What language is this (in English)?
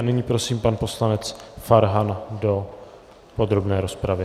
Czech